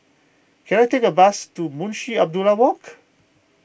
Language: English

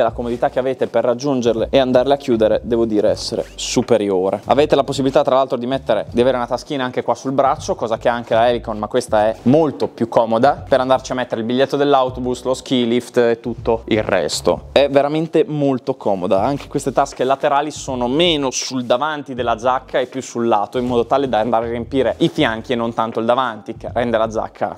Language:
Italian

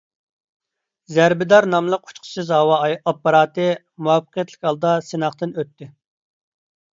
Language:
Uyghur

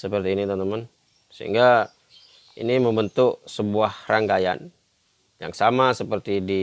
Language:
Indonesian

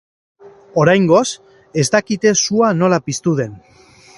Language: Basque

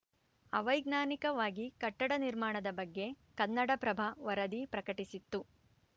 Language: Kannada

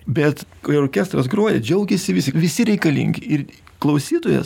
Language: Lithuanian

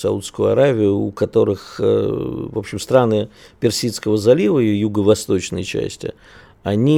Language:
Russian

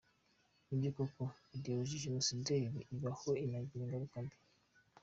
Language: Kinyarwanda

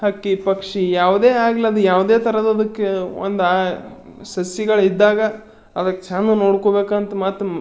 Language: Kannada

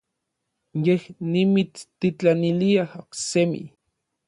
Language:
Orizaba Nahuatl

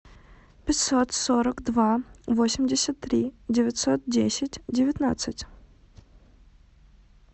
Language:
Russian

